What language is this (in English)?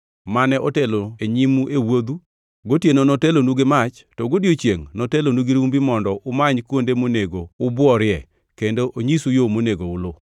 Luo (Kenya and Tanzania)